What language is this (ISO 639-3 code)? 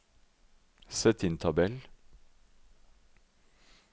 nor